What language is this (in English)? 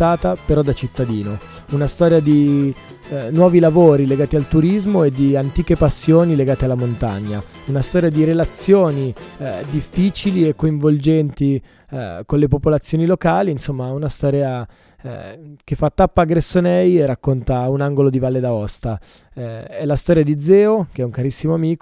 Italian